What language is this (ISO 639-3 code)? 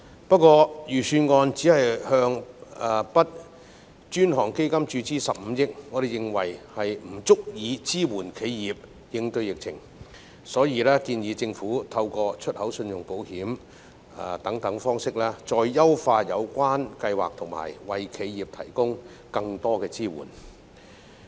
yue